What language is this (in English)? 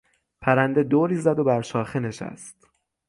Persian